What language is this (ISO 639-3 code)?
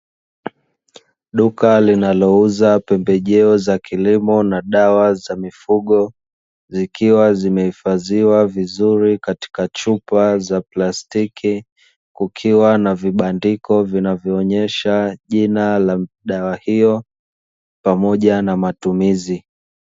swa